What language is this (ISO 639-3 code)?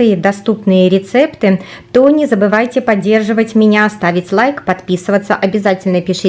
rus